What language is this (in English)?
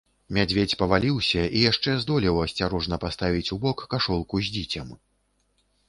Belarusian